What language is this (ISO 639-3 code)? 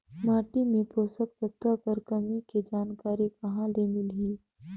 hne